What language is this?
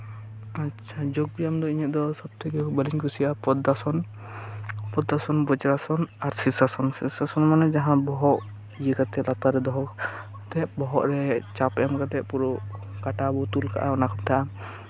Santali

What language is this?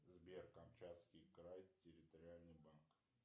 Russian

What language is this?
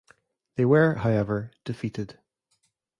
English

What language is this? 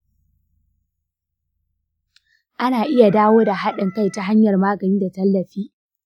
Hausa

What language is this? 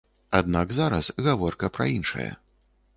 Belarusian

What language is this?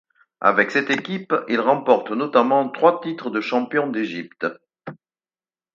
French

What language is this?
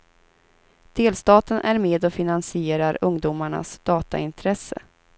Swedish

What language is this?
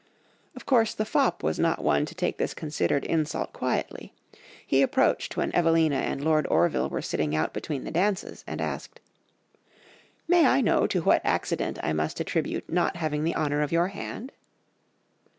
English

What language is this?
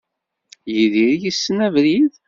Kabyle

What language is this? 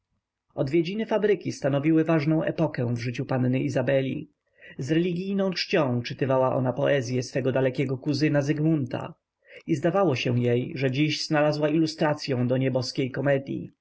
Polish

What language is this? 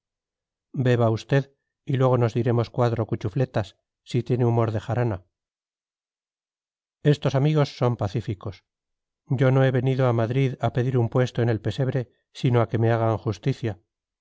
Spanish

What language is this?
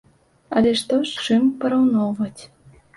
Belarusian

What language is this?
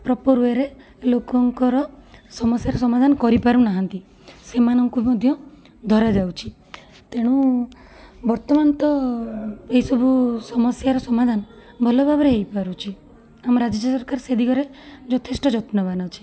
Odia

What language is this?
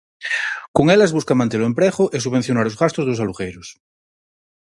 Galician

